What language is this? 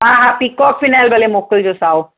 Sindhi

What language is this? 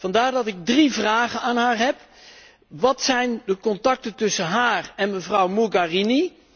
Dutch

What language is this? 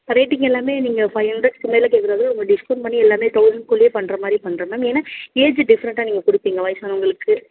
Tamil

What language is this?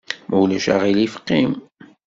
Kabyle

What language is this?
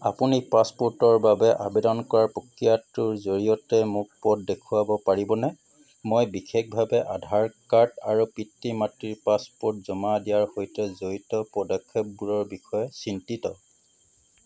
Assamese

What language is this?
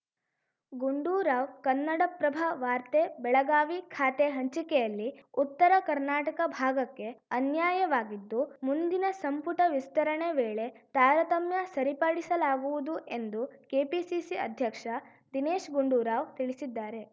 Kannada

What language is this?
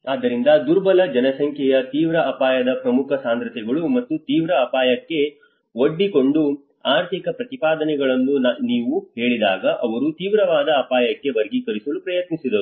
Kannada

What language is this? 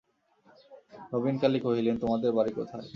Bangla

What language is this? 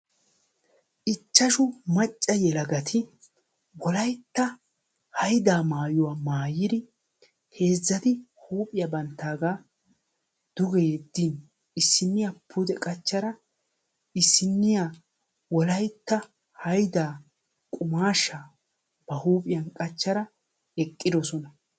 Wolaytta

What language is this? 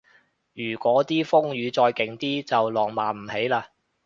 Cantonese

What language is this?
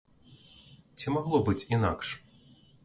Belarusian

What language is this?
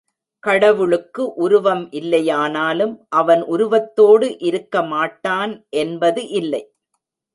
Tamil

